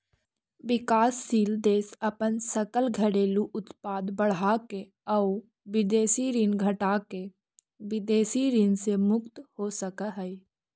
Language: Magahi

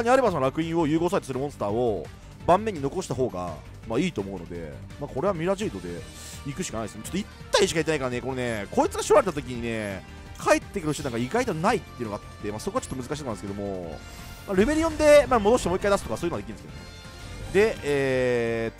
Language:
Japanese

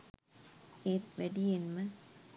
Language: Sinhala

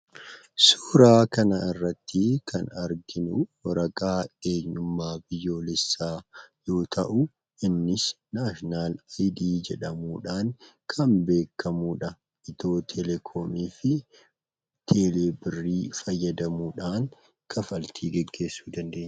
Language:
Oromo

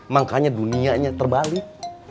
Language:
Indonesian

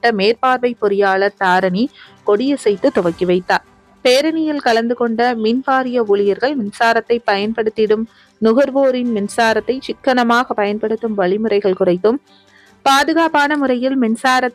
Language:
Tamil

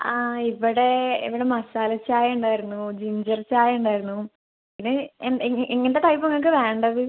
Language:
Malayalam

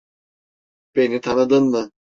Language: Turkish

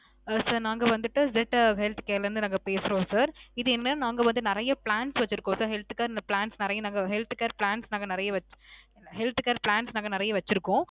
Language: Tamil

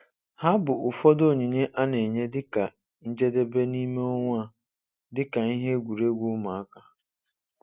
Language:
Igbo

